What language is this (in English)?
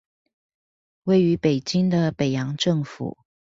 Chinese